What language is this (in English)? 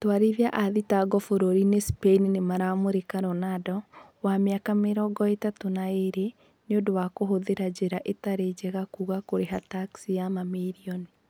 Kikuyu